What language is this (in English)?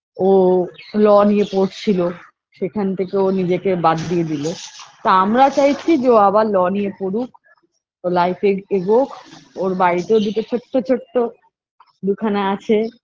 Bangla